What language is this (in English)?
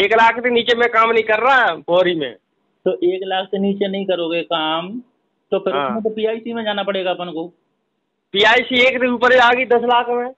Hindi